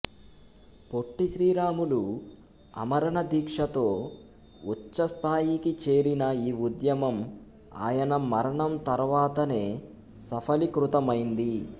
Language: Telugu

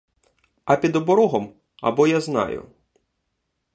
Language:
Ukrainian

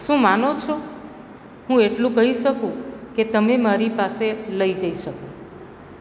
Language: Gujarati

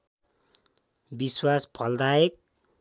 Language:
Nepali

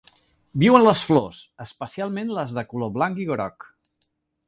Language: Catalan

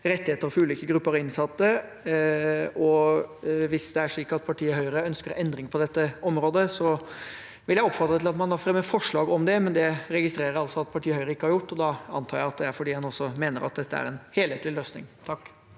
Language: Norwegian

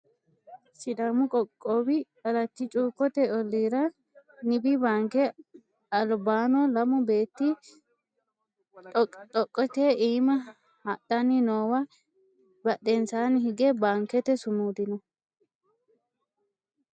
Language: Sidamo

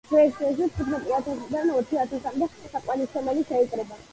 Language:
Georgian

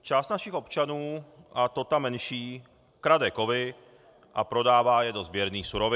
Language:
Czech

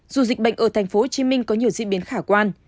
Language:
Vietnamese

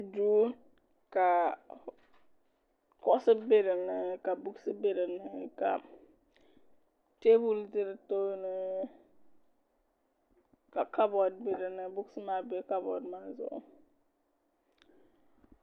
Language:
Dagbani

